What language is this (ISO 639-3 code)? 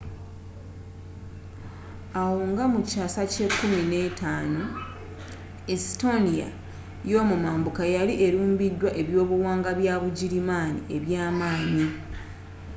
lug